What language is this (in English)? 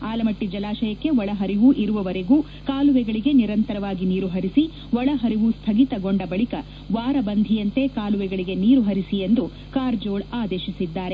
Kannada